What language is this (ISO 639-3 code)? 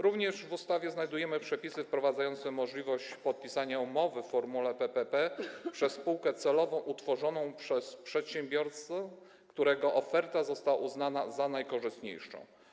pol